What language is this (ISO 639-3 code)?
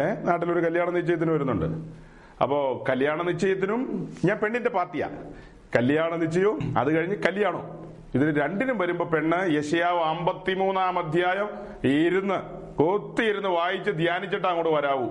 mal